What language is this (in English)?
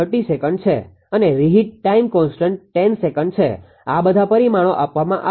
Gujarati